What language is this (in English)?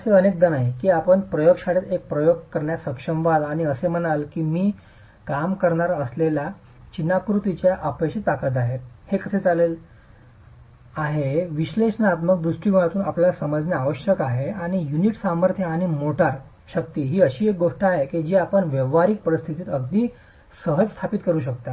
Marathi